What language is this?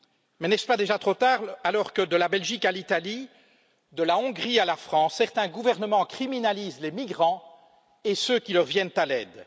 French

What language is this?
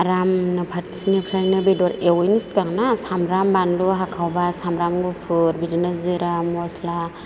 Bodo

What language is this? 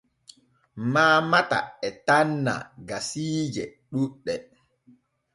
Borgu Fulfulde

